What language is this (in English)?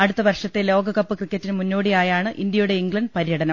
Malayalam